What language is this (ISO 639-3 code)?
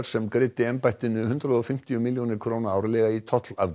isl